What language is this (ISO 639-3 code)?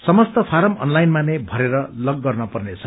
nep